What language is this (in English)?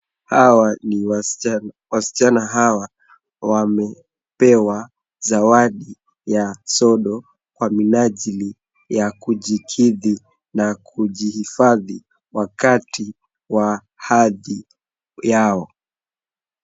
Swahili